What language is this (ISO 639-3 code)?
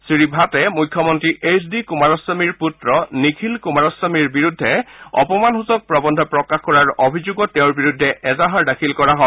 asm